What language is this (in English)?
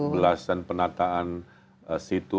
Indonesian